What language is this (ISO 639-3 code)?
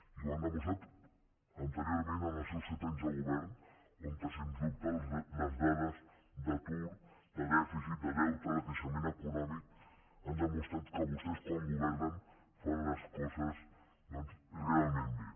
cat